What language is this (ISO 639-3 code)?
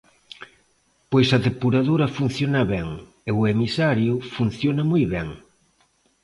glg